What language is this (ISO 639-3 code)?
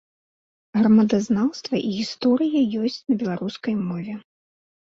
bel